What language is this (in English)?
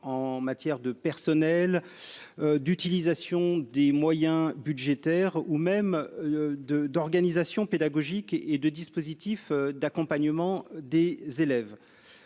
French